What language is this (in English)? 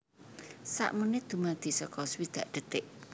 Javanese